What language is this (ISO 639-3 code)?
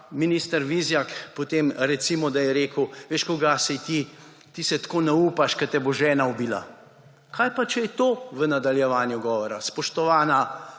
slv